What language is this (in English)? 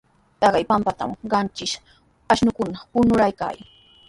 Sihuas Ancash Quechua